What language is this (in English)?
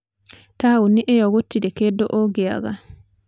Kikuyu